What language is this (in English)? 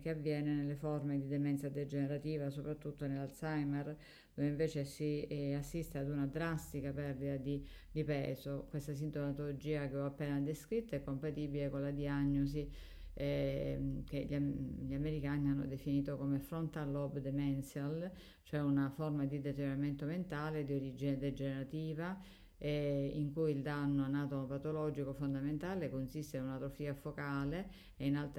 Italian